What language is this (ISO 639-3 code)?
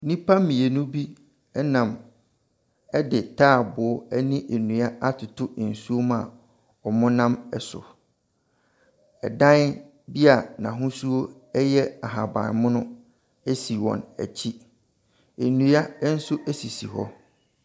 aka